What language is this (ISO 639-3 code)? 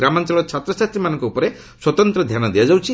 ori